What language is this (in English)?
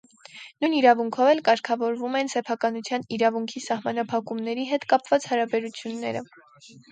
Armenian